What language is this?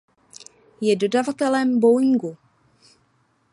Czech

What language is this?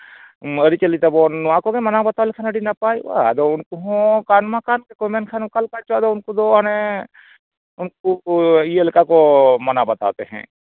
Santali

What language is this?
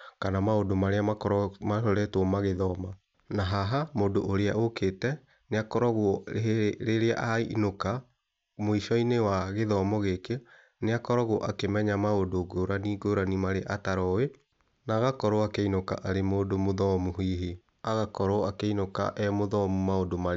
Kikuyu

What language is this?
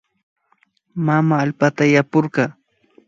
Imbabura Highland Quichua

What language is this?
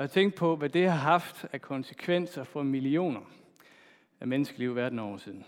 Danish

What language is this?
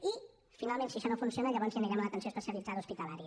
Catalan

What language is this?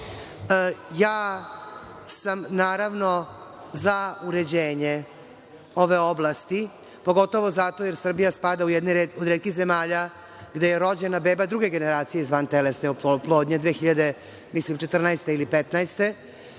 Serbian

